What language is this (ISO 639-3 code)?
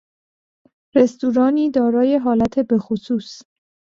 fas